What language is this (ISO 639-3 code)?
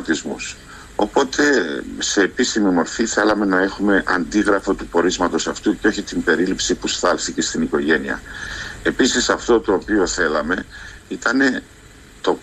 ell